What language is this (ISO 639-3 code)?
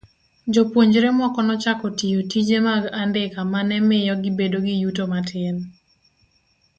luo